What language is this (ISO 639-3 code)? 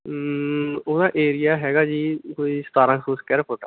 pan